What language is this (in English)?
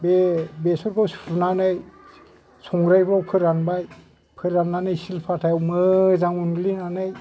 Bodo